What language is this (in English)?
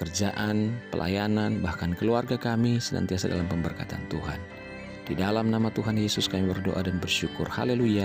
Indonesian